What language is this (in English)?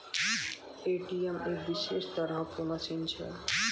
Maithili